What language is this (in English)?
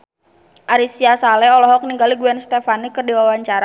Sundanese